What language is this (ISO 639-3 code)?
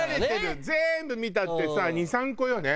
jpn